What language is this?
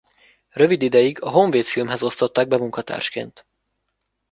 Hungarian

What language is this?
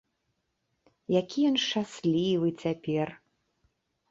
Belarusian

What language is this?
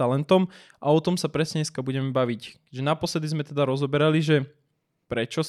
Slovak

